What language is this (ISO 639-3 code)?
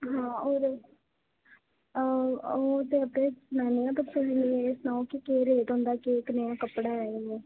doi